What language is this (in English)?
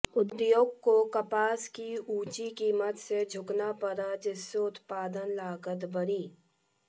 Hindi